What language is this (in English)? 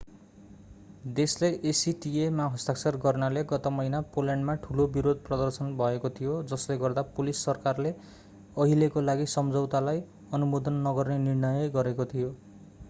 Nepali